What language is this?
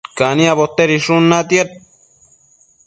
Matsés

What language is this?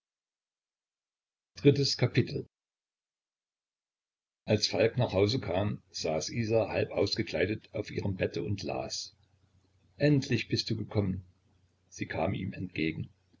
German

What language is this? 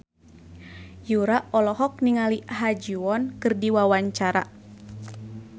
Sundanese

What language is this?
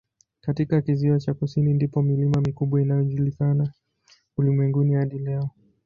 Swahili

